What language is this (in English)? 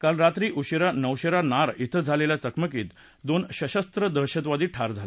Marathi